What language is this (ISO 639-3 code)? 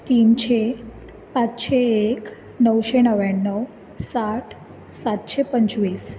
kok